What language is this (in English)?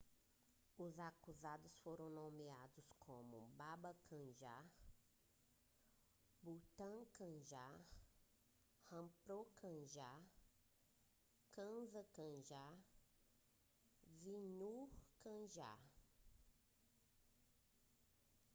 Portuguese